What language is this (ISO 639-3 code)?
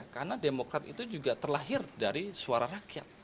ind